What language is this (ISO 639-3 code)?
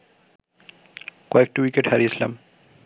ben